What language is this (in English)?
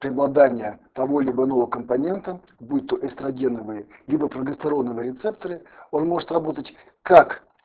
Russian